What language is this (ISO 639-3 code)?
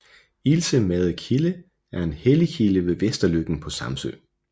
dan